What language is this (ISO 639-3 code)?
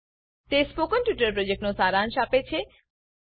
guj